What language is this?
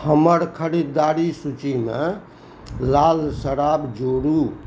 Maithili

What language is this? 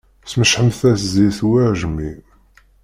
Kabyle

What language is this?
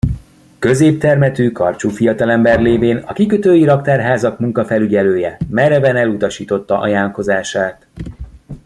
Hungarian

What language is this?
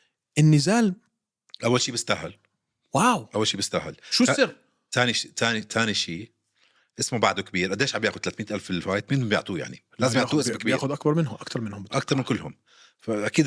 Arabic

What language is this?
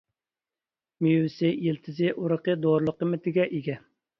Uyghur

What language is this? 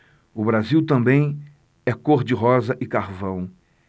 Portuguese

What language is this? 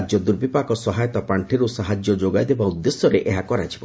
Odia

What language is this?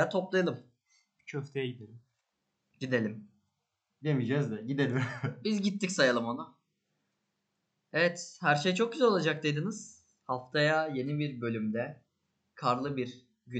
Turkish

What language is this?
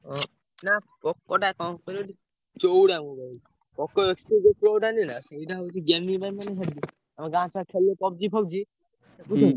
Odia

